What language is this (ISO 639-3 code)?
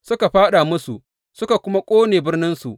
hau